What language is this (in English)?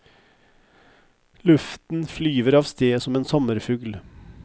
Norwegian